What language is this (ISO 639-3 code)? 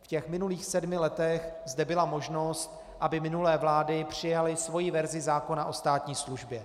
ces